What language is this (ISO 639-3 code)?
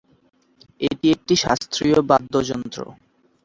ben